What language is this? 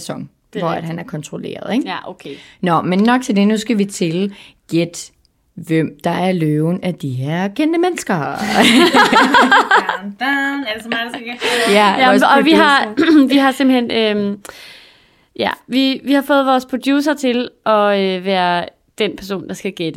Danish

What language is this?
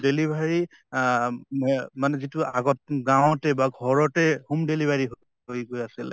Assamese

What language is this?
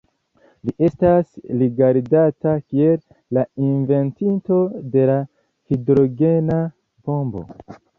Esperanto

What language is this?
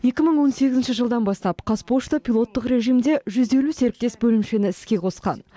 Kazakh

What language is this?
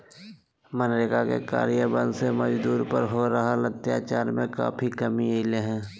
Magahi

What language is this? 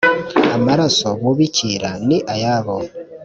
Kinyarwanda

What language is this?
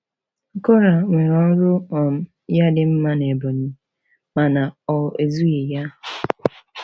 Igbo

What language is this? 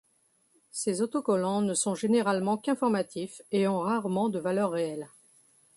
French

